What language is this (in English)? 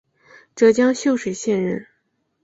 Chinese